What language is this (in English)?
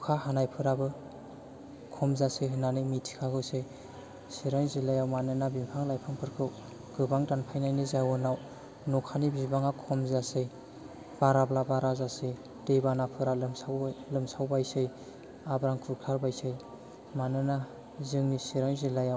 Bodo